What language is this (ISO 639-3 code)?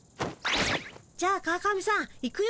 jpn